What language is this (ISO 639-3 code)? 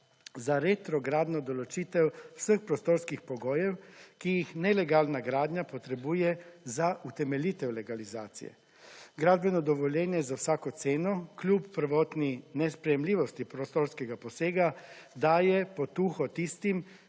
slv